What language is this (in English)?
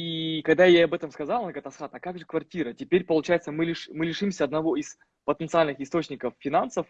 Russian